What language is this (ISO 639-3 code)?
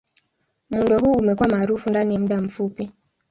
swa